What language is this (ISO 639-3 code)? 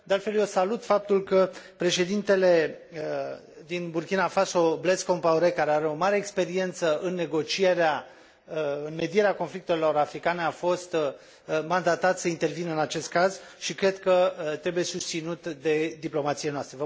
ron